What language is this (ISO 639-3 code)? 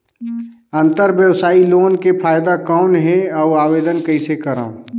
hne